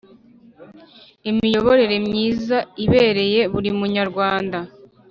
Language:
Kinyarwanda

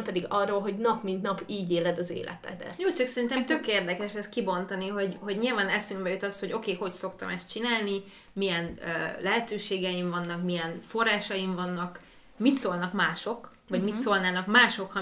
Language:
Hungarian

